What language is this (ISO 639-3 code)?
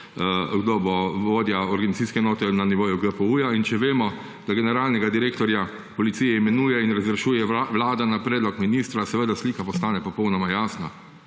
slv